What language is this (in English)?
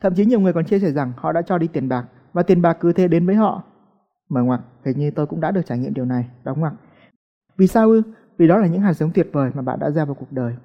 Vietnamese